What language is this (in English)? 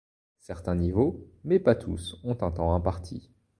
French